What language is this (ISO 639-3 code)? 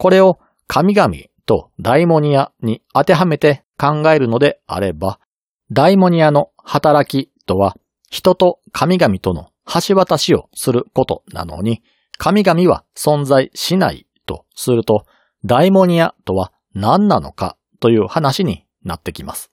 jpn